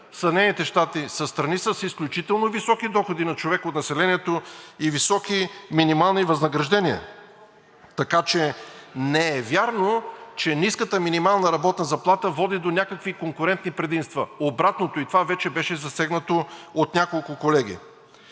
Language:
Bulgarian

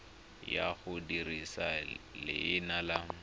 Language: Tswana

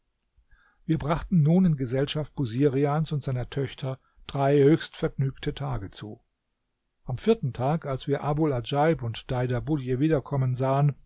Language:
German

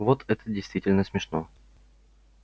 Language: Russian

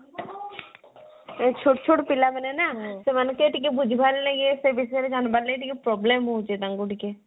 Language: Odia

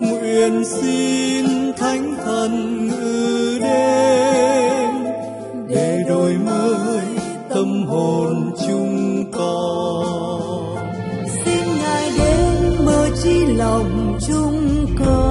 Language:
Vietnamese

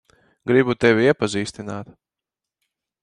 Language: Latvian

